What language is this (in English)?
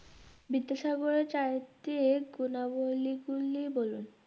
Bangla